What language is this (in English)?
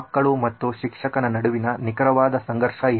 Kannada